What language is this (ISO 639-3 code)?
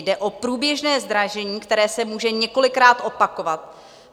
ces